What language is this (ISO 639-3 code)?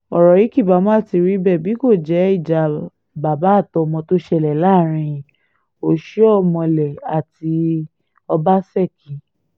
yor